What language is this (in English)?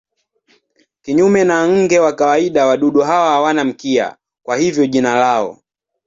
Swahili